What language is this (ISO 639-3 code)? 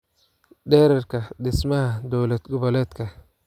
som